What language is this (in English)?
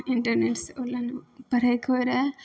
Maithili